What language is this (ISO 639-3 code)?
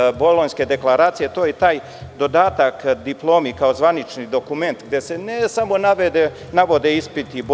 srp